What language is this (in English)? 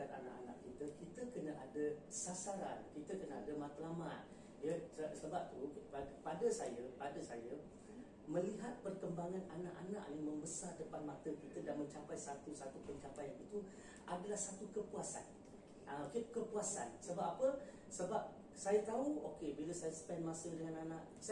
Malay